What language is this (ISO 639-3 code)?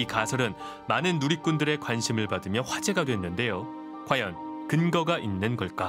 kor